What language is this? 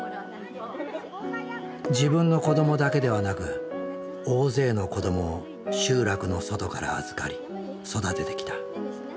Japanese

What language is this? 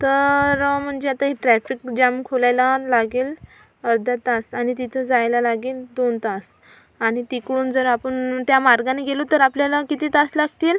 Marathi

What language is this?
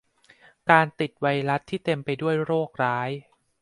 Thai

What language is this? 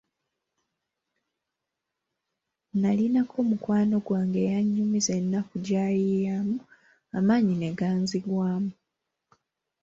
Ganda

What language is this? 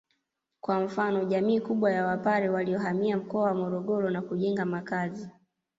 Swahili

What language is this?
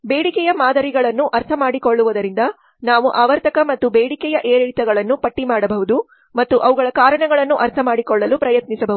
Kannada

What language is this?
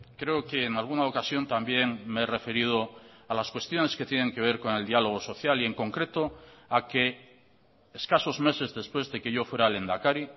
Spanish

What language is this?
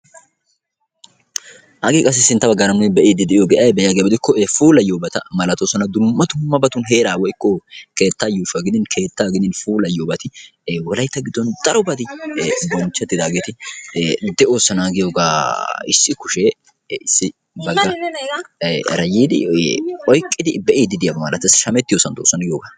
Wolaytta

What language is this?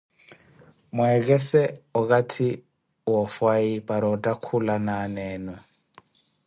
Koti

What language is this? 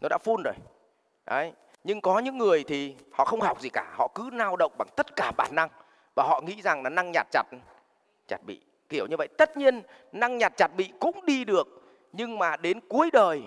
Vietnamese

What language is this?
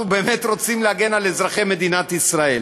Hebrew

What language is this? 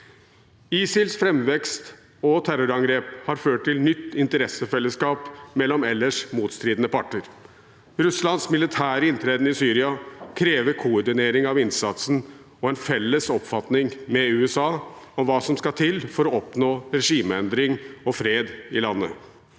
Norwegian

